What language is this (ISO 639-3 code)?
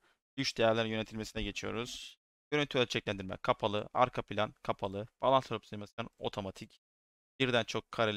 tur